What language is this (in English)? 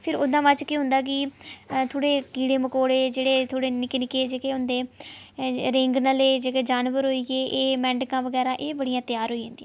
Dogri